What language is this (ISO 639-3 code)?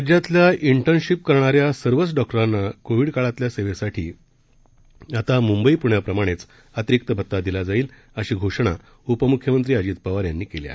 mar